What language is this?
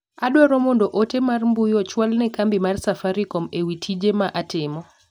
Luo (Kenya and Tanzania)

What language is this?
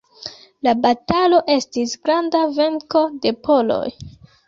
Esperanto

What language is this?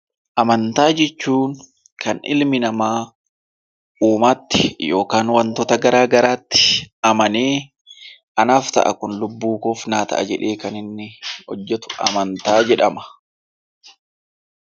Oromo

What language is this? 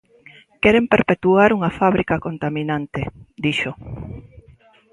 Galician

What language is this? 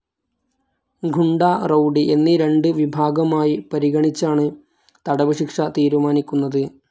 Malayalam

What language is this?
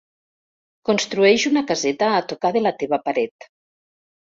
Catalan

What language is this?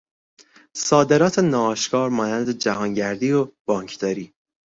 Persian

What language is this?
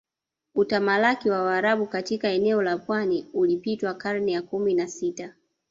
Swahili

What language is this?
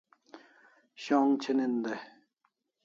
Kalasha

